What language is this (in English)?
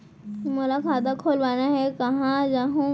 Chhattisgarhi